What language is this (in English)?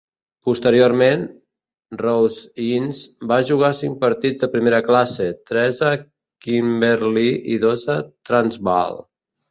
Catalan